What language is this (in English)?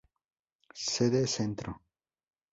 Spanish